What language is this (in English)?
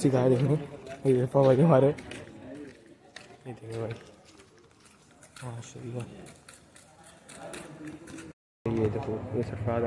Kannada